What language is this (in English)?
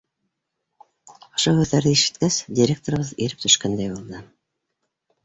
Bashkir